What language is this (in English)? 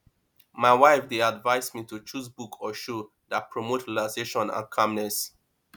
Nigerian Pidgin